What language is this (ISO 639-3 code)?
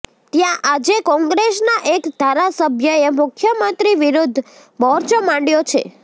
guj